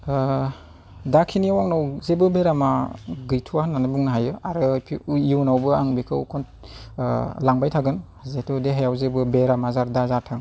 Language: Bodo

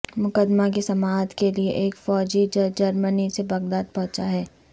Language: Urdu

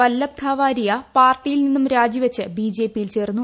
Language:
Malayalam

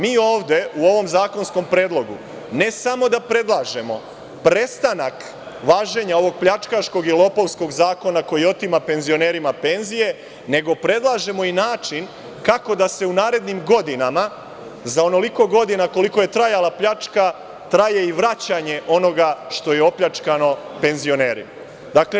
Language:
Serbian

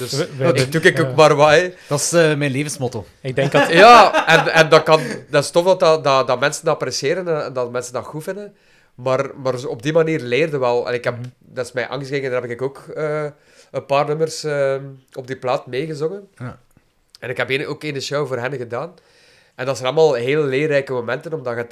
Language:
Dutch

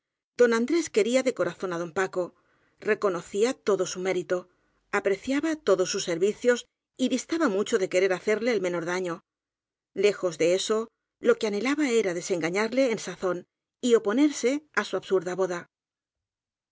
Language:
Spanish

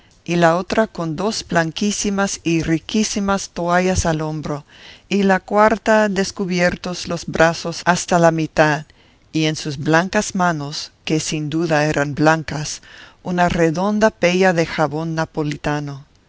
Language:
Spanish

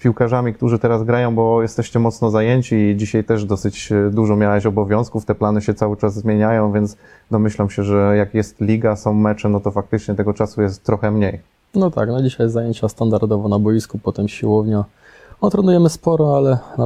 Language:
Polish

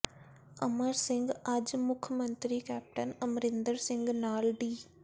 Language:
Punjabi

